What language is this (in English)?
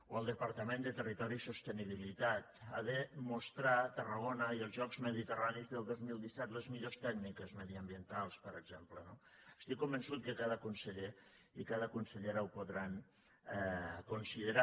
Catalan